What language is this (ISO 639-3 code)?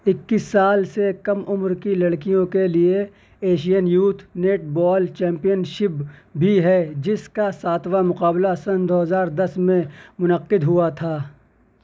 urd